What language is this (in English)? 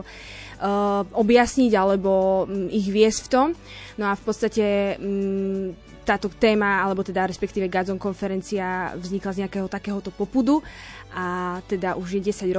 Slovak